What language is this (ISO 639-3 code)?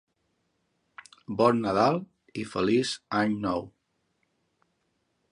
cat